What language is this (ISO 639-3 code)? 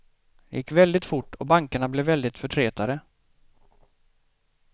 swe